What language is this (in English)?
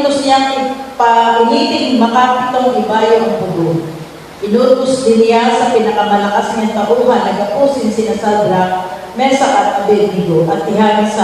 Filipino